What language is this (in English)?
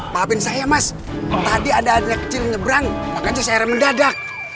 Indonesian